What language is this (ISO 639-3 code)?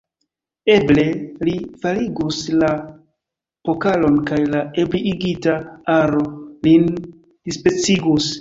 epo